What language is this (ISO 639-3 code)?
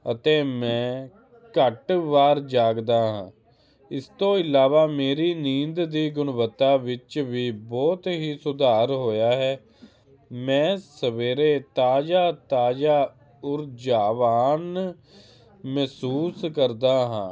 pan